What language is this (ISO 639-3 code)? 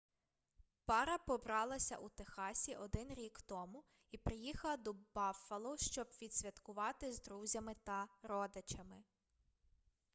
ukr